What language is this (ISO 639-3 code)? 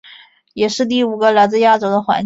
zho